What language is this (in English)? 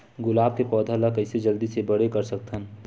Chhattisgarhi